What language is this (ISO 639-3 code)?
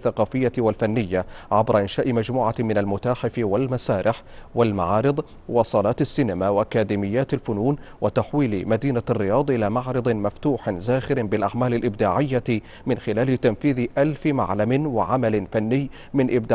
ara